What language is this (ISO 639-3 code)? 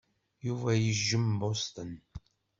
kab